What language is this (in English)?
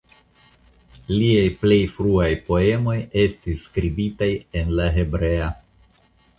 Esperanto